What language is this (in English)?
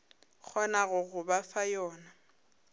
Northern Sotho